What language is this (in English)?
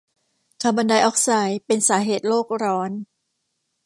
Thai